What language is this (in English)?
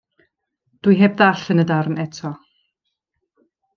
Welsh